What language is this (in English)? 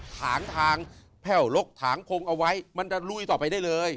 Thai